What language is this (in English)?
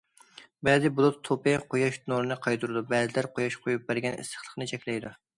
Uyghur